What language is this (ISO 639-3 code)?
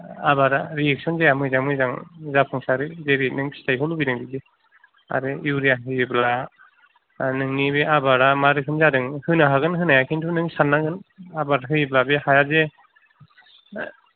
brx